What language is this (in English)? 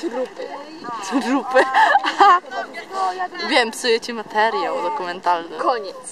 Polish